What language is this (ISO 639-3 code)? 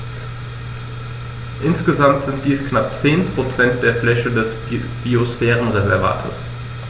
deu